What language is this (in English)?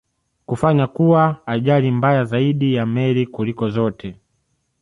Swahili